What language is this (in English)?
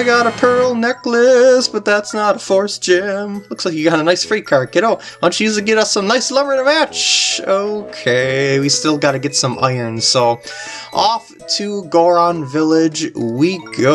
English